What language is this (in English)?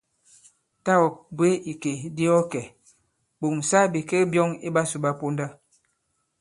Bankon